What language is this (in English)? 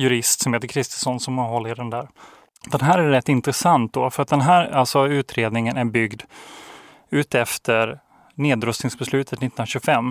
Swedish